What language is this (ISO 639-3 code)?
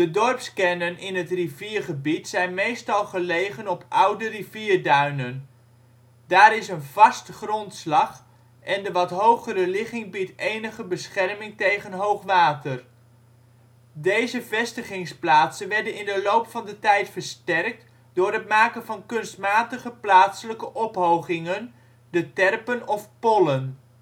nld